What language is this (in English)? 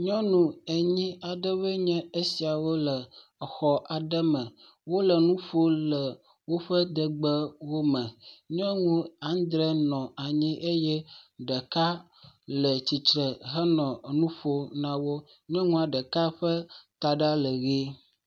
Ewe